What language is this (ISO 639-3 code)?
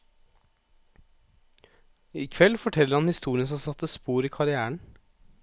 nor